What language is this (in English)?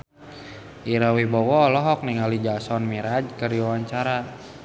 Sundanese